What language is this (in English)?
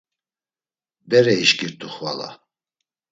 Laz